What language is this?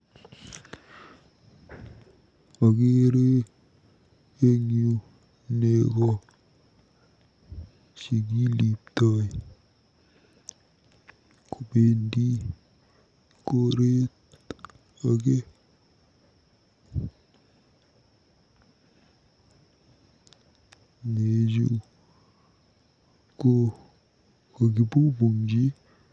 Kalenjin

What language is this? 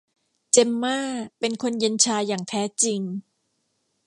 Thai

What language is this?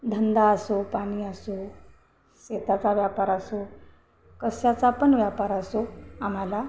Marathi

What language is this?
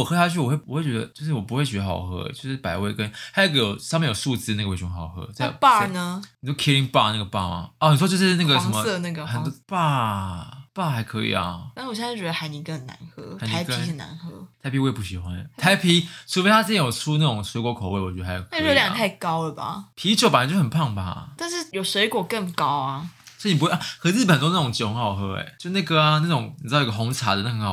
Chinese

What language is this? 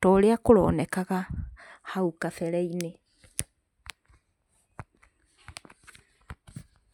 Kikuyu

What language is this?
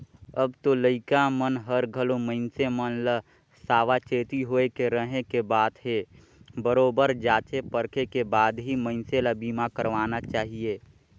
Chhattisgarhi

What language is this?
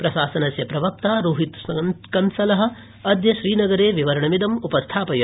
Sanskrit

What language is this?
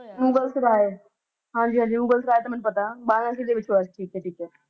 Punjabi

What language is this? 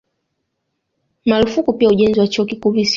Swahili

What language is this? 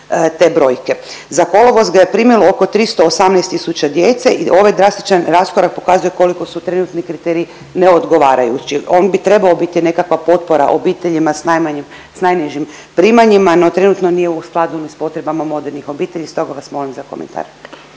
Croatian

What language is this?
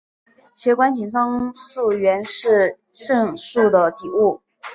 Chinese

